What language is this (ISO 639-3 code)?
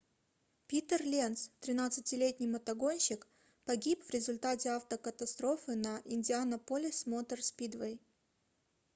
rus